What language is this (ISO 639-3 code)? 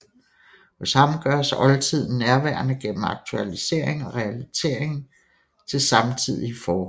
dan